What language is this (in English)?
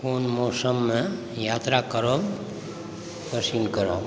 Maithili